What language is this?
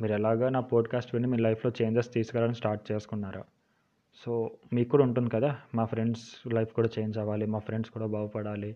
Telugu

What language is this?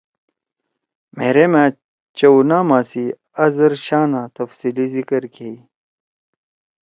Torwali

